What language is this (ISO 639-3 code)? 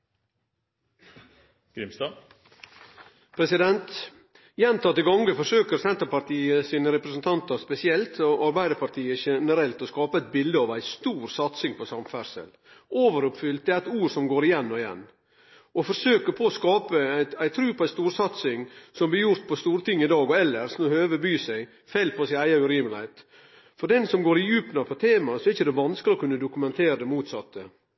nor